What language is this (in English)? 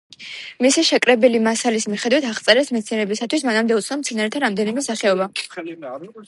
Georgian